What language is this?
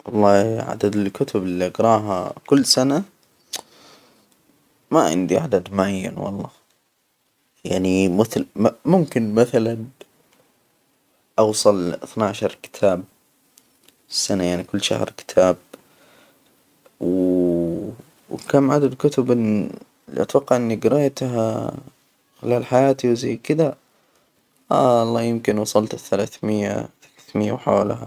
Hijazi Arabic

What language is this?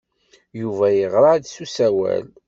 Kabyle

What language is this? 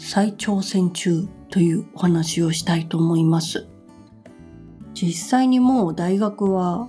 Japanese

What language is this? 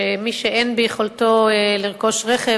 Hebrew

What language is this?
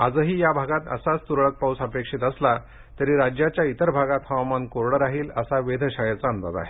Marathi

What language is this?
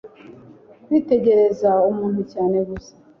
Kinyarwanda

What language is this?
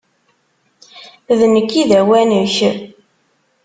Kabyle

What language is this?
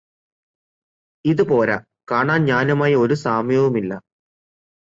Malayalam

